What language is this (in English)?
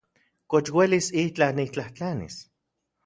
Central Puebla Nahuatl